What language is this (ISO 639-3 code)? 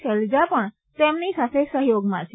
guj